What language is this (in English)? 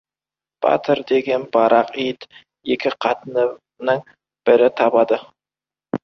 Kazakh